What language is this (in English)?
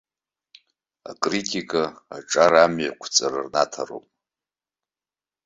Abkhazian